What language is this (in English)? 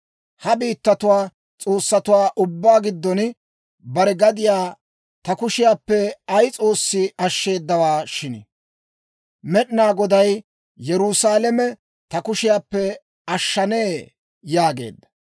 Dawro